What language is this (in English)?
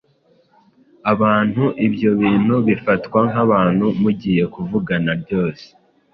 Kinyarwanda